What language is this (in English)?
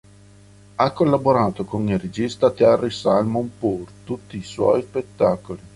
Italian